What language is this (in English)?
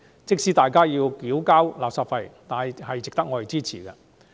Cantonese